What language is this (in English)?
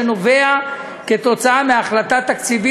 Hebrew